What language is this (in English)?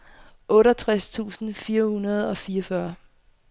Danish